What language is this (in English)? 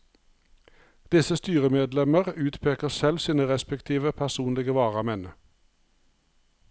Norwegian